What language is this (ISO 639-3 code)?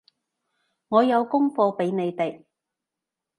yue